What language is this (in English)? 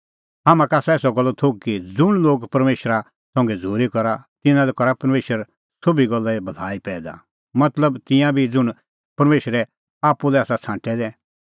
Kullu Pahari